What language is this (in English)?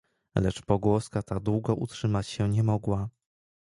Polish